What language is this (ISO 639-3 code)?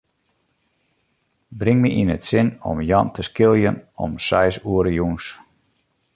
fry